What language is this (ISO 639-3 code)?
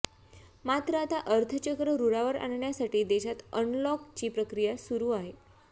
mar